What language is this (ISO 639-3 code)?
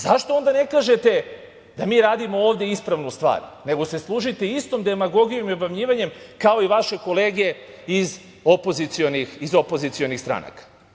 srp